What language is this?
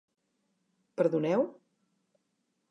Catalan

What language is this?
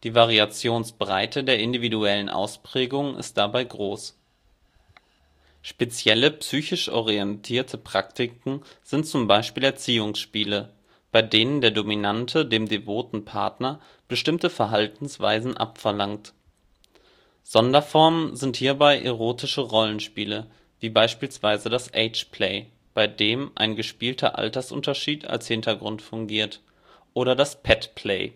German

